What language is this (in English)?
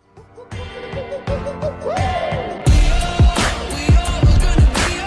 Italian